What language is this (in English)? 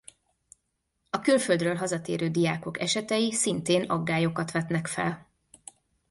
Hungarian